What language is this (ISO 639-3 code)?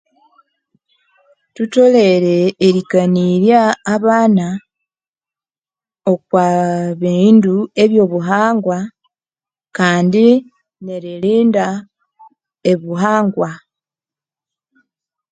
koo